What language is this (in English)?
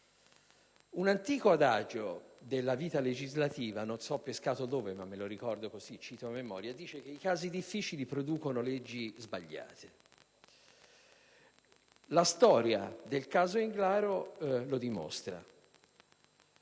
Italian